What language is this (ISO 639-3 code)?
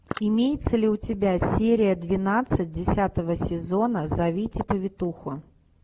rus